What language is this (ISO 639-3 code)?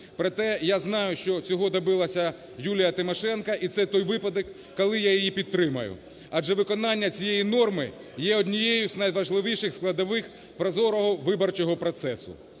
ukr